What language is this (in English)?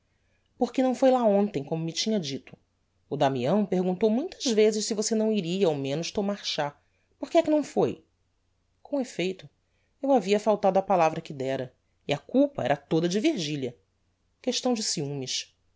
Portuguese